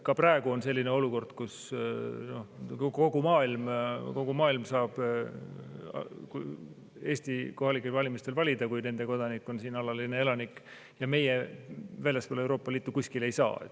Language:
Estonian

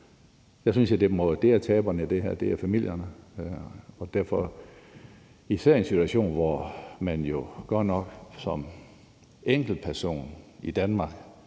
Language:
Danish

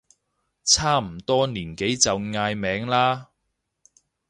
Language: Cantonese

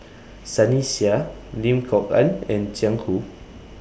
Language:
English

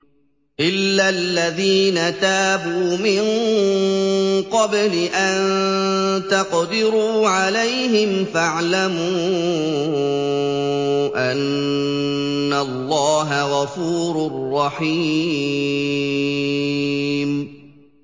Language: Arabic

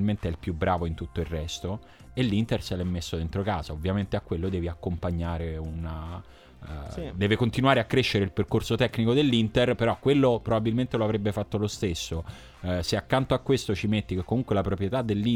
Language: Italian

